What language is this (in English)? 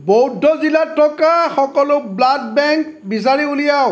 Assamese